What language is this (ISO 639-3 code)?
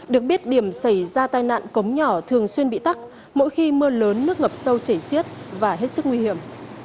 vie